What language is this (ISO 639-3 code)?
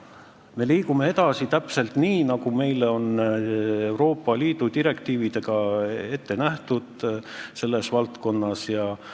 est